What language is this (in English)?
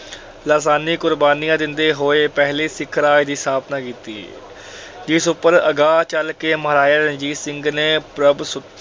Punjabi